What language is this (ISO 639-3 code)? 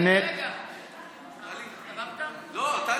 heb